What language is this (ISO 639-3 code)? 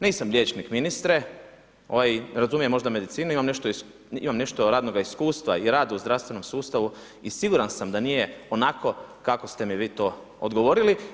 hrv